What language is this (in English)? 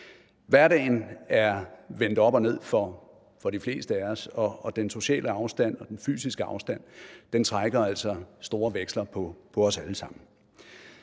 Danish